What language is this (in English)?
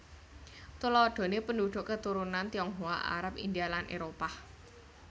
Javanese